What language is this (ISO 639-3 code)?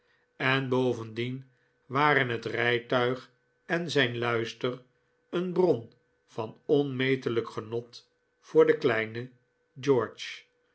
nld